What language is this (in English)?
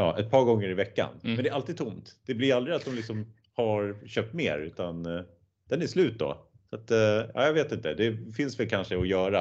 Swedish